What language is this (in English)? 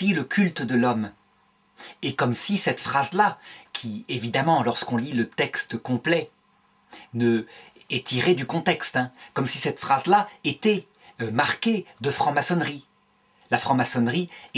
French